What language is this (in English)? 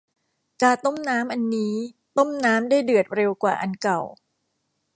Thai